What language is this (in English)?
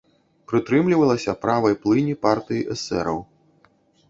Belarusian